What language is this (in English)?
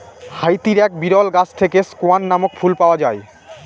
Bangla